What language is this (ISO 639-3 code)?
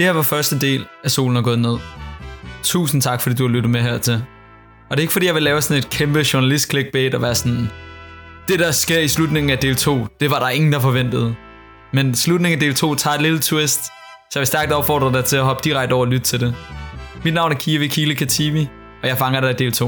dan